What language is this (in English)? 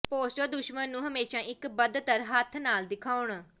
Punjabi